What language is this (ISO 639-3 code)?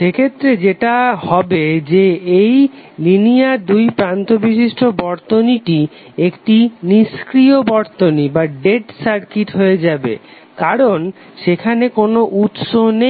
ben